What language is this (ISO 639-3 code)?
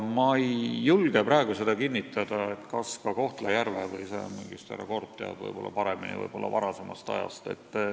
est